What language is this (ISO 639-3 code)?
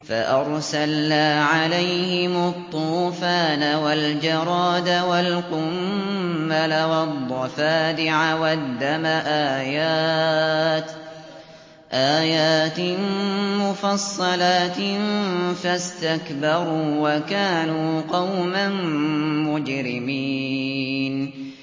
ara